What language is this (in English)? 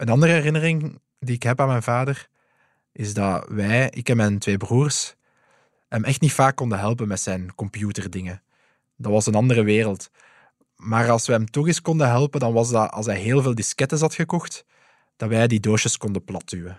Dutch